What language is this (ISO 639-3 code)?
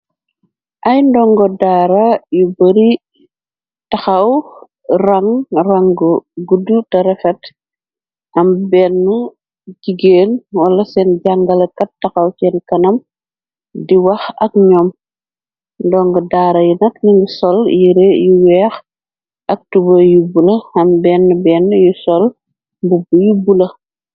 wol